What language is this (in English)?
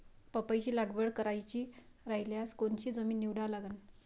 Marathi